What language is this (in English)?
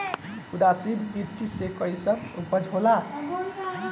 Bhojpuri